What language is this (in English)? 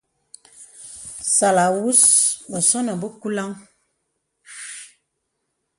Bebele